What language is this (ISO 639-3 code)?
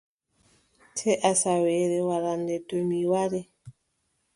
fub